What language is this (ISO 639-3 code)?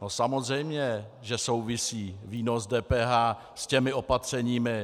ces